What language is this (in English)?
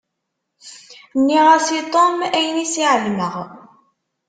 Kabyle